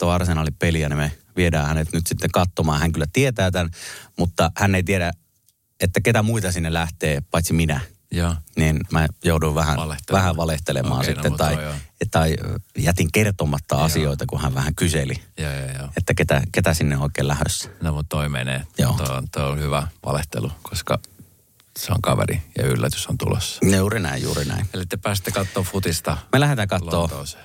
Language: Finnish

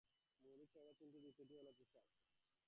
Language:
Bangla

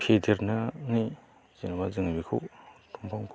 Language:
Bodo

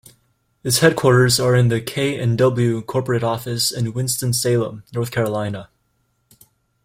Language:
English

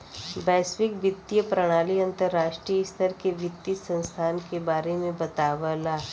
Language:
Bhojpuri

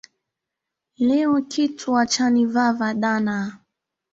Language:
Swahili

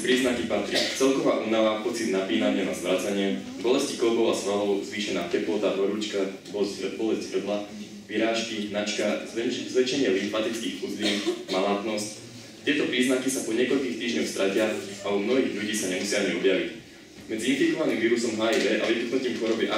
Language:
Czech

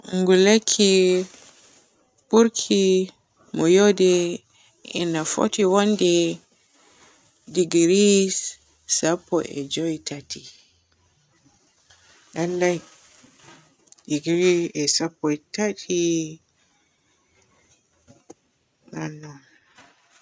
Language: Borgu Fulfulde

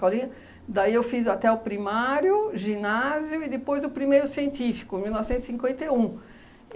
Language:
Portuguese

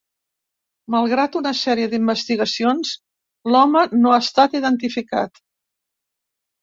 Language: Catalan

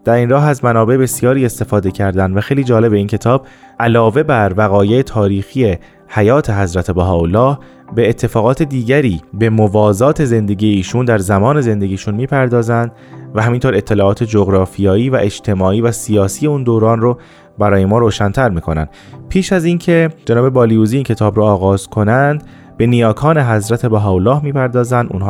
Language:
Persian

